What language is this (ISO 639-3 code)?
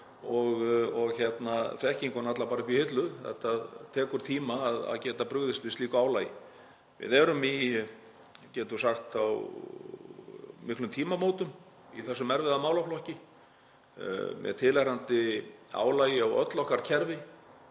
isl